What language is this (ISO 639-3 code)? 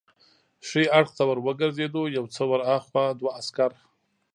pus